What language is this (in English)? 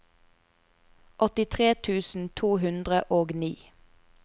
Norwegian